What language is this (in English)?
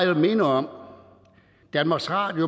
Danish